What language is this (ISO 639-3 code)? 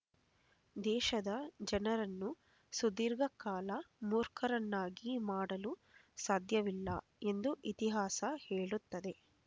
kan